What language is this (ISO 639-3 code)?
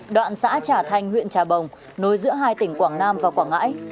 vie